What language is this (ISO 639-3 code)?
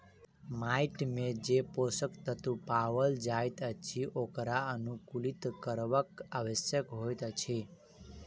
mai